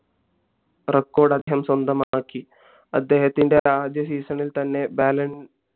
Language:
Malayalam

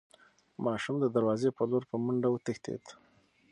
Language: Pashto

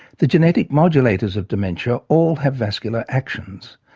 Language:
English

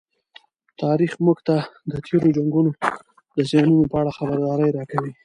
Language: Pashto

